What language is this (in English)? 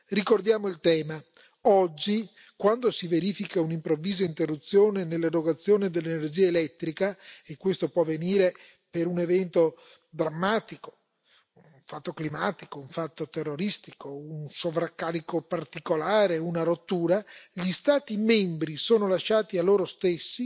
Italian